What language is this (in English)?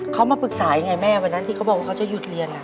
Thai